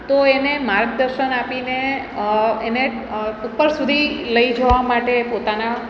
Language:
Gujarati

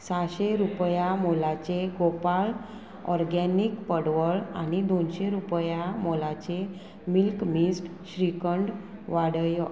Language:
Konkani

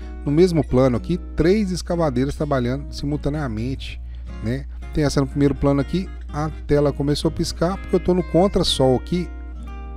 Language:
Portuguese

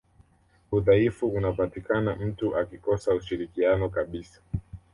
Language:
Swahili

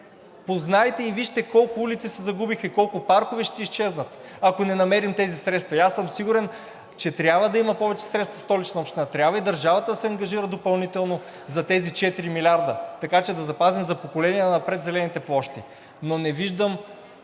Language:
Bulgarian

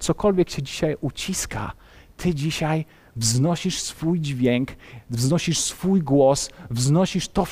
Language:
Polish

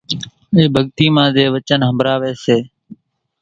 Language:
Kachi Koli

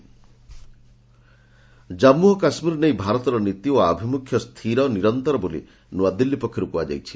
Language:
Odia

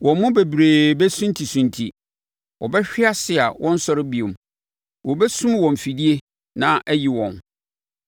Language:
Akan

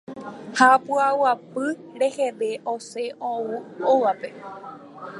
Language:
Guarani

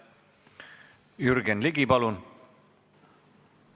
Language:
Estonian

